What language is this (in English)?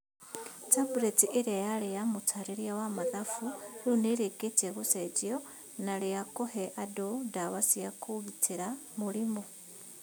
Kikuyu